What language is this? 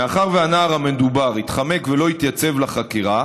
Hebrew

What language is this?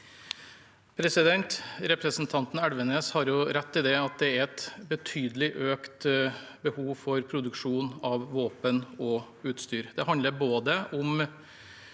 Norwegian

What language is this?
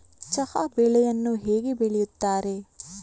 Kannada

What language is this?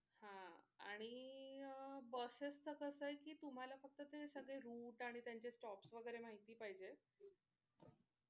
Marathi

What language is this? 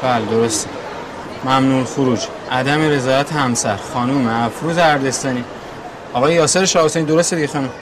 Persian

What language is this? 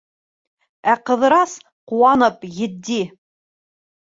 Bashkir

